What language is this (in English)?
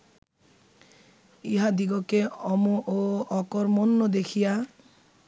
Bangla